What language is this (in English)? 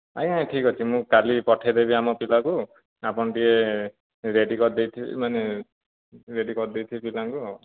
Odia